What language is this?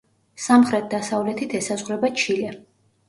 Georgian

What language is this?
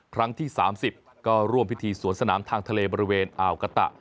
Thai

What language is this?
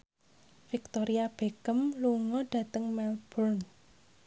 Javanese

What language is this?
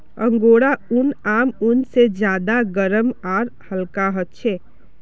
Magahi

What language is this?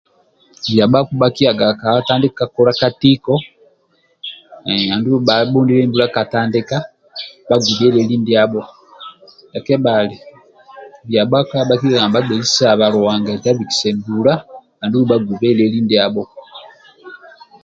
Amba (Uganda)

